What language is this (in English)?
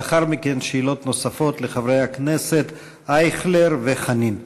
Hebrew